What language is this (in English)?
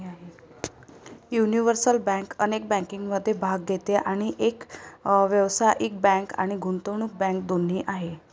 Marathi